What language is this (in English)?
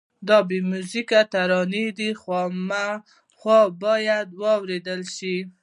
Pashto